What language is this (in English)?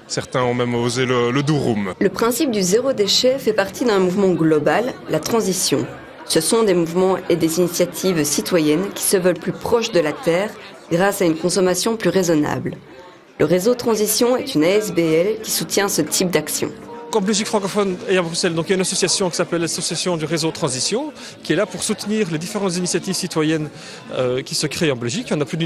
French